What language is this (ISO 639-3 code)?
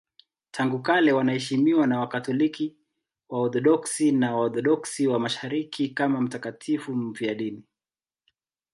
swa